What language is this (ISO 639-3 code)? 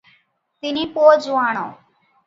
ori